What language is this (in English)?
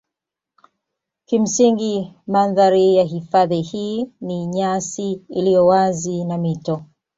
Swahili